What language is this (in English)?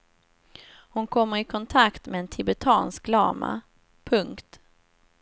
Swedish